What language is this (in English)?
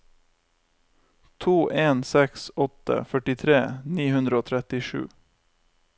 Norwegian